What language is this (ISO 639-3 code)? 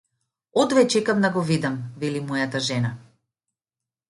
mkd